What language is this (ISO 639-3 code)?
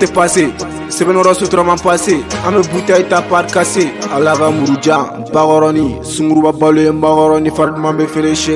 fra